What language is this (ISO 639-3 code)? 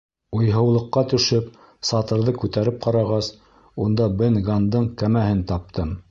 bak